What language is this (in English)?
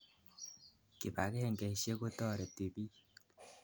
Kalenjin